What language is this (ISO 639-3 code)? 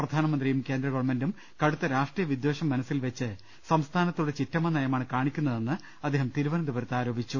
mal